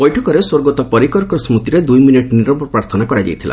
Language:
Odia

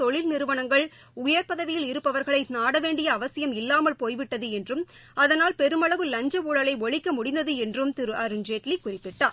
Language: Tamil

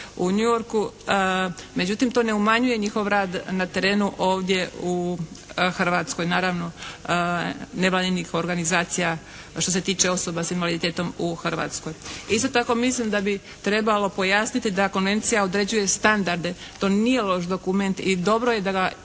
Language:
Croatian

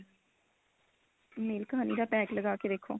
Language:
Punjabi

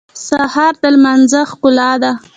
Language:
Pashto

